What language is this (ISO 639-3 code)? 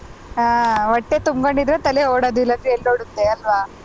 kan